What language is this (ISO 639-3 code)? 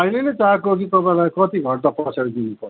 nep